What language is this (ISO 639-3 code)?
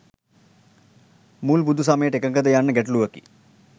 sin